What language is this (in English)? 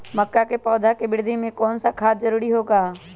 Magahi